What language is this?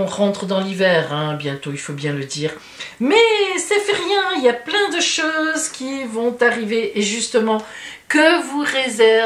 French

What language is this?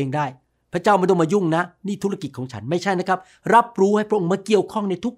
Thai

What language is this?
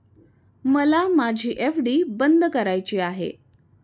Marathi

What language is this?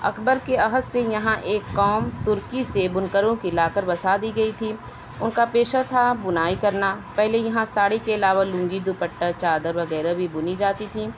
Urdu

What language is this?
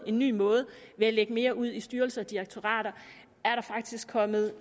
Danish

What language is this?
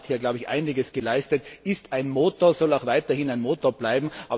German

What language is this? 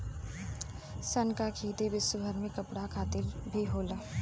Bhojpuri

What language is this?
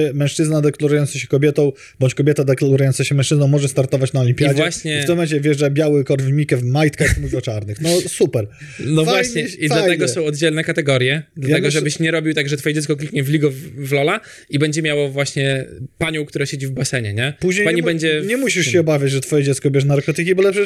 Polish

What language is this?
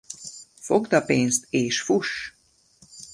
Hungarian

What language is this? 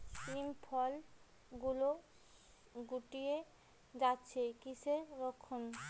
Bangla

